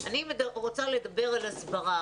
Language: Hebrew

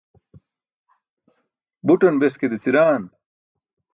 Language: Burushaski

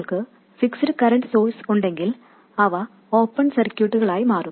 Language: Malayalam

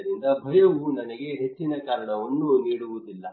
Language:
Kannada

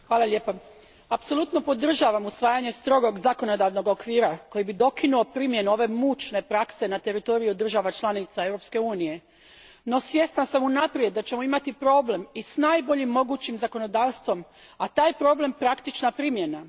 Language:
Croatian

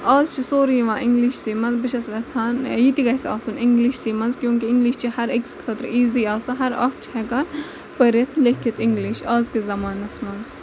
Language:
Kashmiri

